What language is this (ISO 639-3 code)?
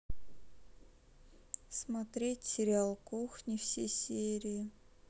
rus